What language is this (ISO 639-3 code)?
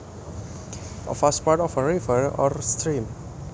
jav